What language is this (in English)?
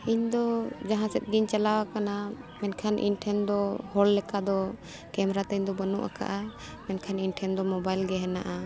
Santali